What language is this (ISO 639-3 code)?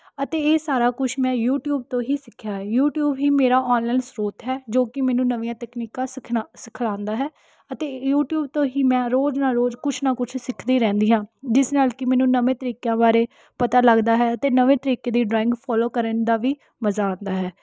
pan